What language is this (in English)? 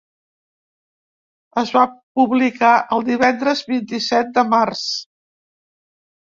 Catalan